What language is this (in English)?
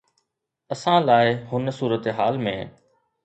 Sindhi